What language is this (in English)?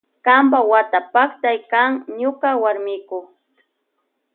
Loja Highland Quichua